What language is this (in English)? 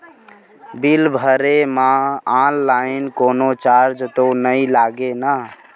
Chhattisgarhi